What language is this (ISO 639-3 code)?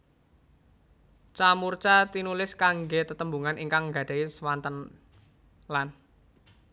jav